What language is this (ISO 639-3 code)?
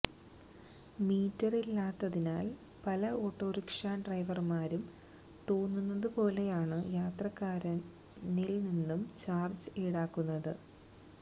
mal